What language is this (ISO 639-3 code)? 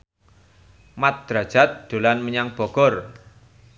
jav